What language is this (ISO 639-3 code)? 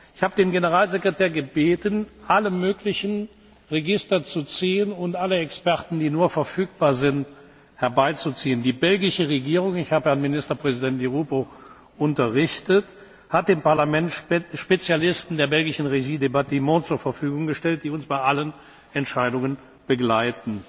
deu